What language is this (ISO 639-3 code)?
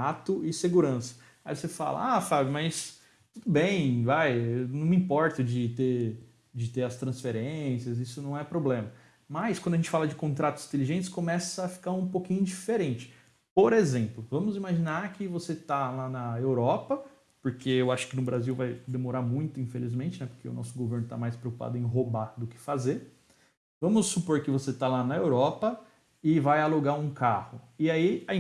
por